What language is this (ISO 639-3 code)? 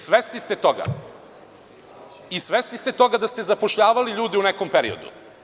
srp